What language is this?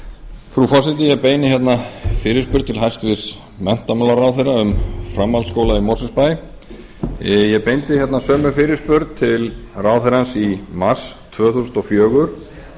Icelandic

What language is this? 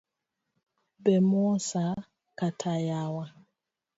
Luo (Kenya and Tanzania)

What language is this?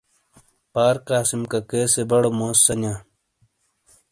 Shina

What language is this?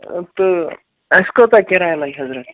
Kashmiri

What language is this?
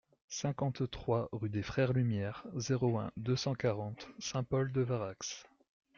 French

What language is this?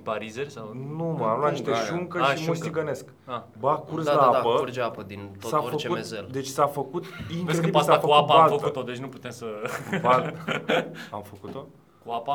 Romanian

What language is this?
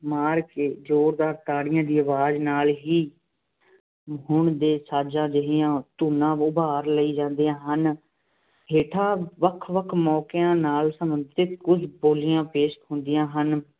Punjabi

